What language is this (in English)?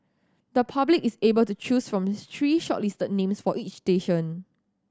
English